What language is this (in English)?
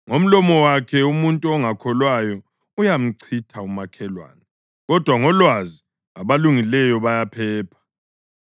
North Ndebele